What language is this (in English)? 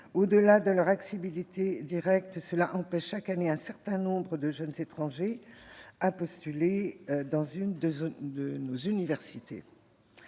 French